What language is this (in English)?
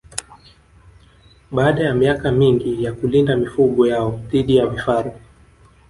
Swahili